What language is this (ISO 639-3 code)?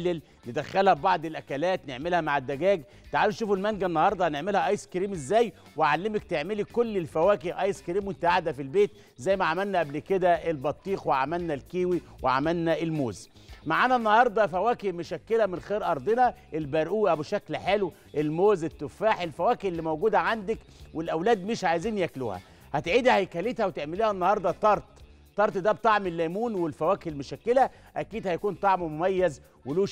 ara